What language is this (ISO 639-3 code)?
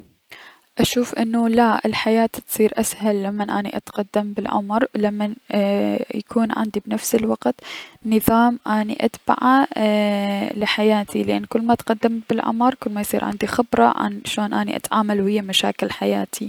acm